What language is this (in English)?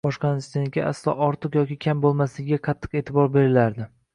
Uzbek